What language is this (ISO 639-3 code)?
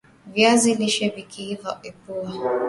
swa